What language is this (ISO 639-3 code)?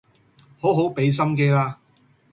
yue